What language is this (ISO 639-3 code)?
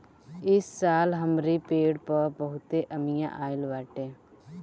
bho